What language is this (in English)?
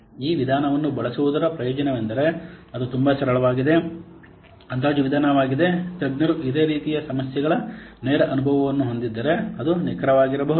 Kannada